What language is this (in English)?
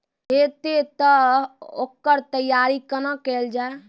Maithili